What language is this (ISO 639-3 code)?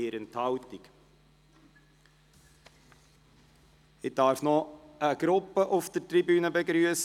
gsw